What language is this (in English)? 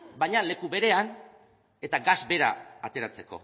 Basque